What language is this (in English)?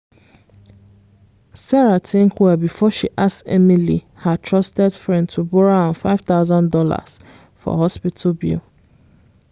Nigerian Pidgin